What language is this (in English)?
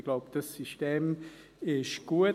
Swiss German